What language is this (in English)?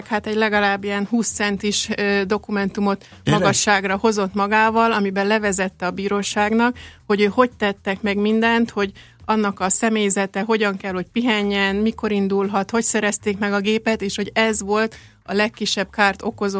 Hungarian